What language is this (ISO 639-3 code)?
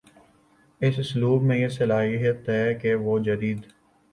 urd